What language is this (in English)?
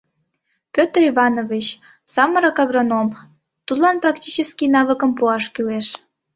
Mari